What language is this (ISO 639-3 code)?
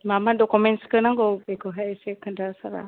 brx